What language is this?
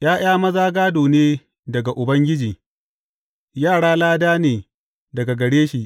Hausa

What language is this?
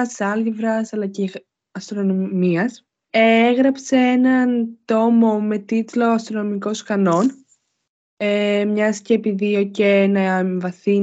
Greek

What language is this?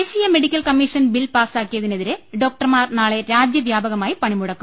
Malayalam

